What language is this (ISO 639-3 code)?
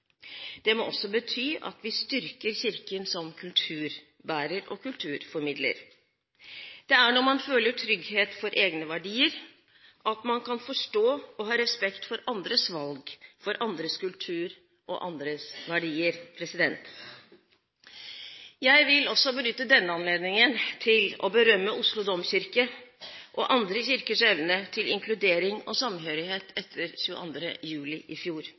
nob